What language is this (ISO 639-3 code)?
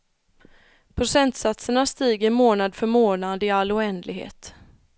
swe